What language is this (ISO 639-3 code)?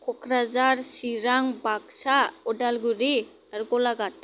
brx